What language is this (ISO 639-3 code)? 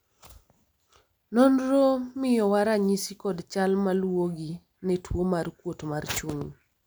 luo